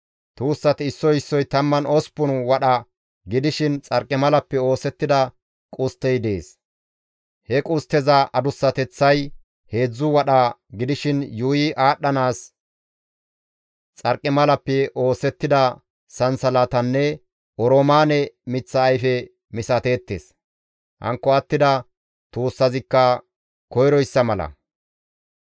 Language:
Gamo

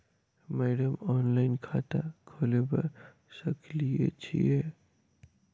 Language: Maithili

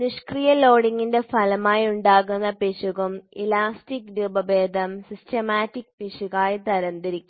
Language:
Malayalam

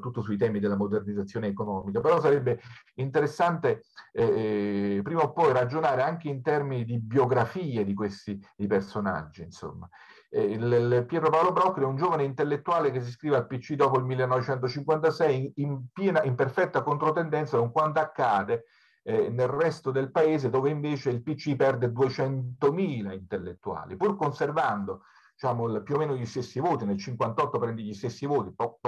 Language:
Italian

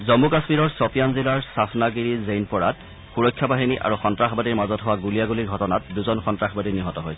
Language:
Assamese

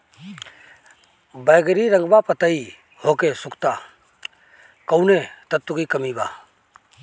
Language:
Bhojpuri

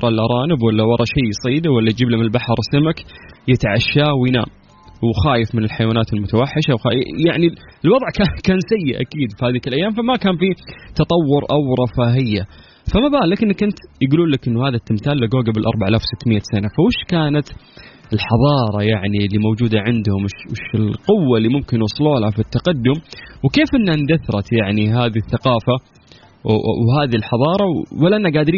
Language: Arabic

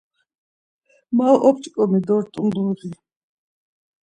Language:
Laz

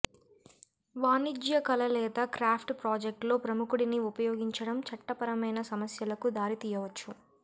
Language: Telugu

